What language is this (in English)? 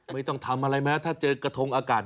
Thai